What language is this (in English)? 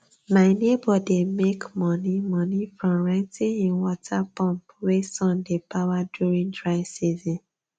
Nigerian Pidgin